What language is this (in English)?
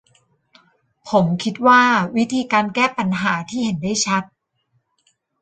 Thai